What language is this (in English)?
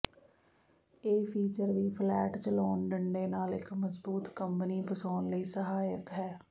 Punjabi